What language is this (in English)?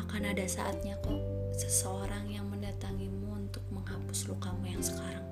Indonesian